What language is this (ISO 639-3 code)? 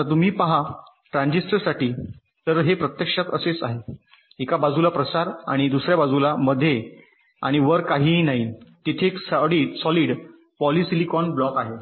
mar